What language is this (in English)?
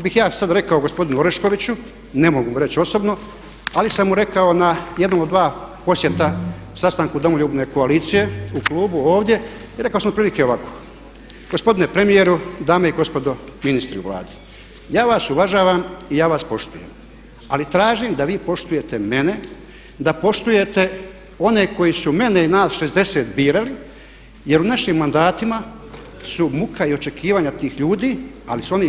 Croatian